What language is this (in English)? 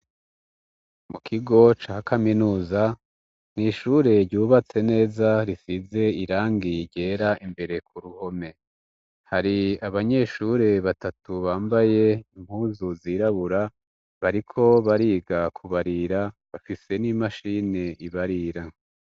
Rundi